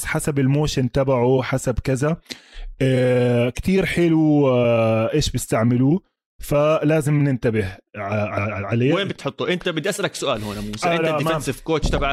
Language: Arabic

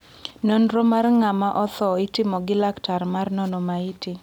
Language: Luo (Kenya and Tanzania)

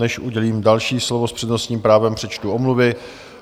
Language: Czech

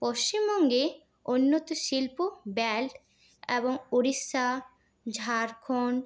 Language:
Bangla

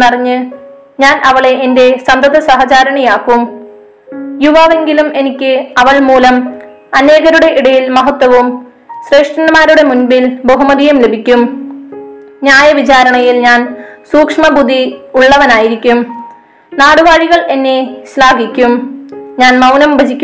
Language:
Malayalam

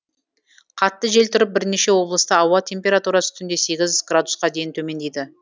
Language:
Kazakh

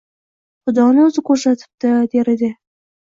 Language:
Uzbek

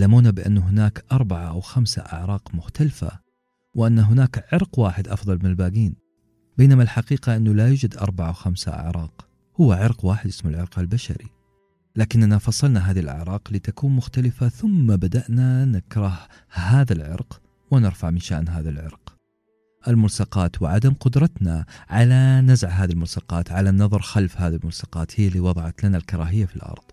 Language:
Arabic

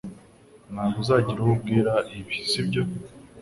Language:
Kinyarwanda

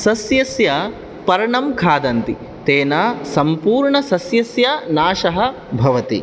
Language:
Sanskrit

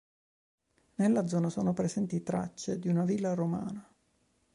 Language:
Italian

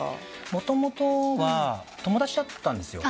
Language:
Japanese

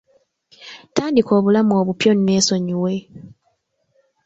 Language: Ganda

